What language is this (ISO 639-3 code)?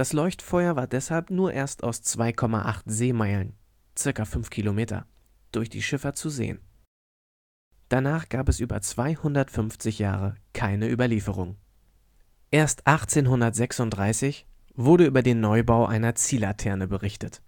deu